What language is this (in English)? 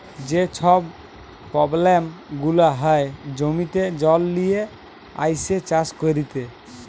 Bangla